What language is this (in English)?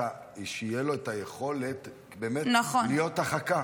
Hebrew